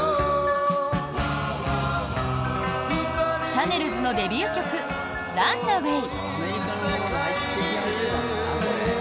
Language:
Japanese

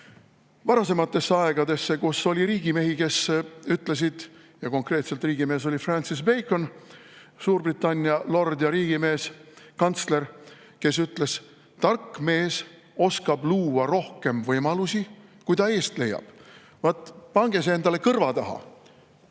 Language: Estonian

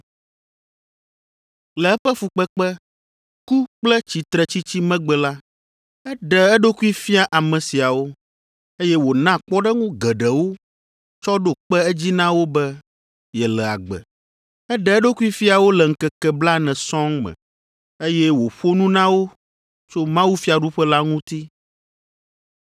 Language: Ewe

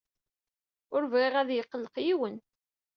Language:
Kabyle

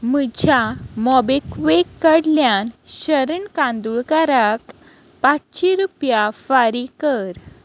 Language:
Konkani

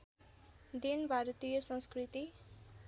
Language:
Nepali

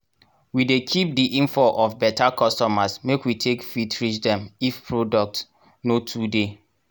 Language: Nigerian Pidgin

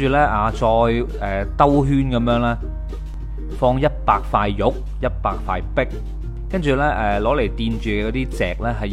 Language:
Chinese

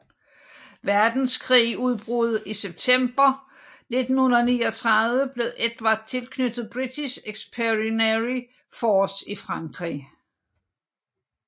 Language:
Danish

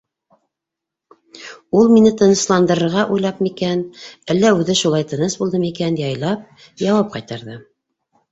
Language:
Bashkir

